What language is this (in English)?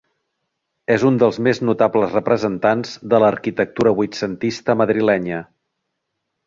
Catalan